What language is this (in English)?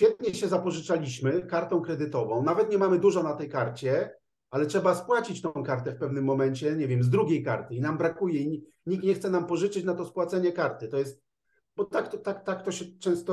Polish